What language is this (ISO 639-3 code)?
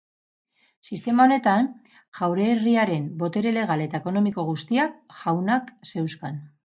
eus